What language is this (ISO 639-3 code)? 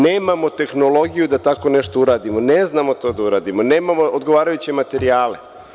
srp